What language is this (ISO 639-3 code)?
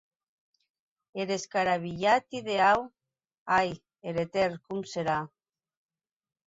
oci